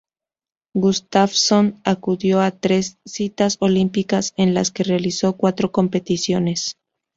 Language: Spanish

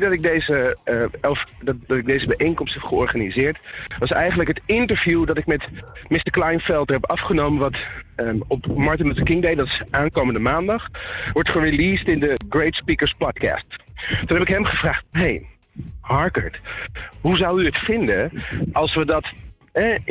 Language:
Dutch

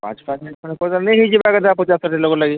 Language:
Odia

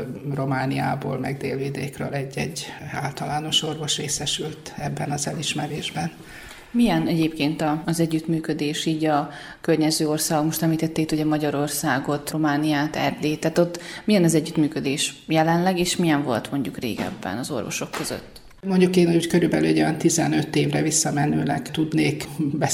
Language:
Hungarian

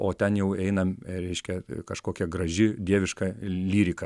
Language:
Lithuanian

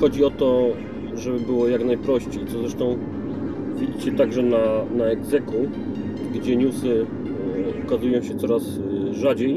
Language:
Polish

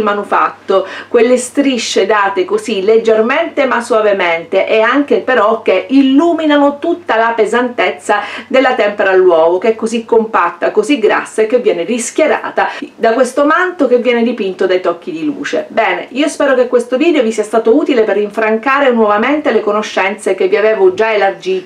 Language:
Italian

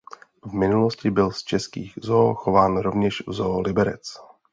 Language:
Czech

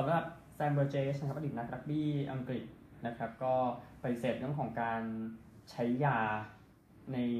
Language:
Thai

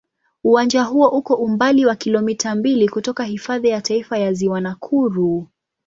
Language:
Swahili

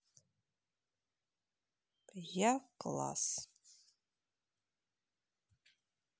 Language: Russian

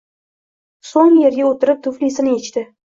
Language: Uzbek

